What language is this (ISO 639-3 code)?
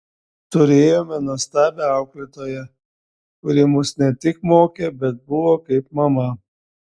lit